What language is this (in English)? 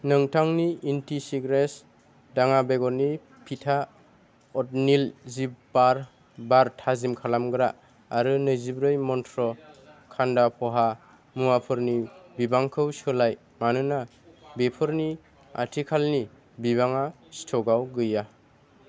Bodo